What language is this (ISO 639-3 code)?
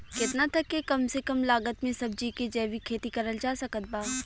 bho